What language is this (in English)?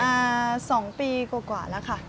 Thai